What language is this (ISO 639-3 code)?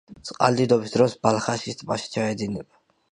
kat